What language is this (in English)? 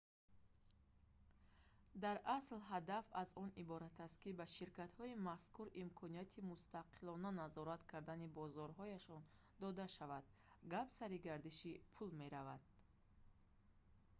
Tajik